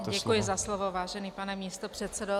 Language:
Czech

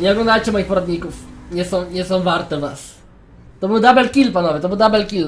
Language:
Polish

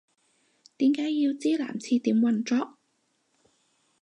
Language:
Cantonese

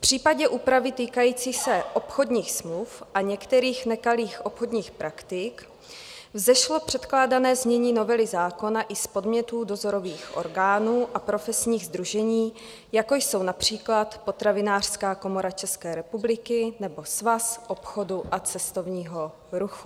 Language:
Czech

